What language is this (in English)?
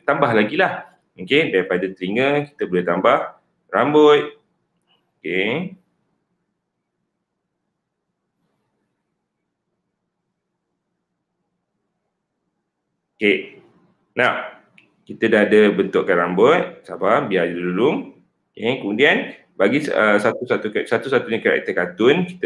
Malay